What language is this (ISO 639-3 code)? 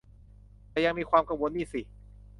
tha